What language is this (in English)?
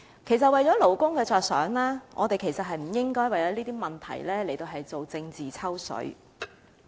Cantonese